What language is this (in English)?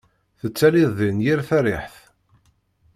Kabyle